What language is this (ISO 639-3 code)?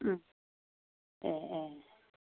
brx